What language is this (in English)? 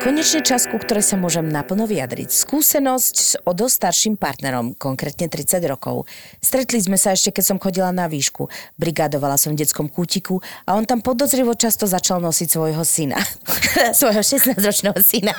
Slovak